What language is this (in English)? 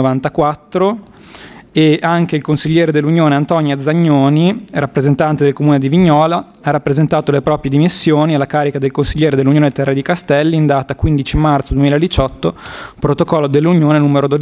Italian